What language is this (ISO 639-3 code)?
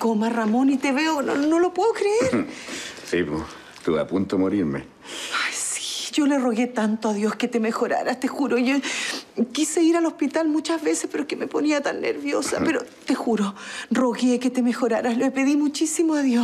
spa